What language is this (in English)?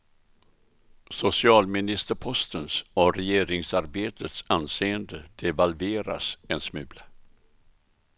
Swedish